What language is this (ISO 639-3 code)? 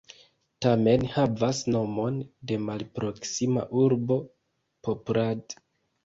epo